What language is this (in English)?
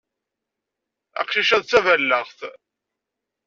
Kabyle